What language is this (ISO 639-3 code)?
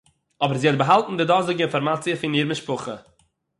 yid